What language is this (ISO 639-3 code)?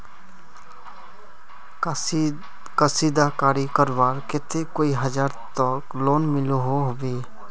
mag